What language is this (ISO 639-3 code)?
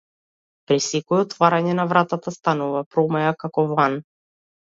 mkd